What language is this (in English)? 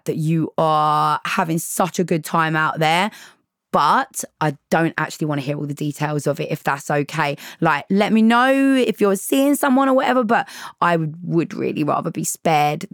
English